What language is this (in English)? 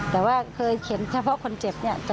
Thai